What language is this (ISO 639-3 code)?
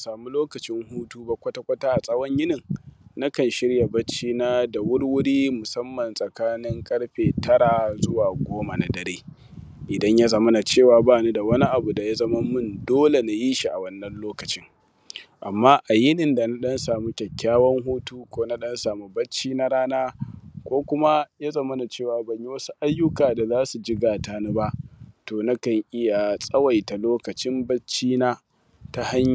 hau